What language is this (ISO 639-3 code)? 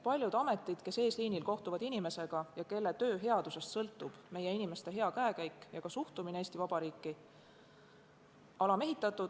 est